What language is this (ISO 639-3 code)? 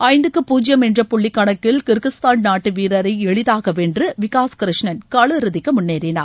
tam